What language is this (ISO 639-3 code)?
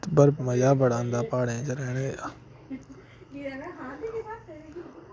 doi